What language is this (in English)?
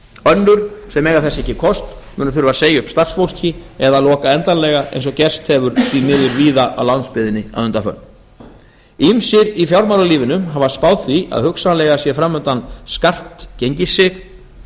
Icelandic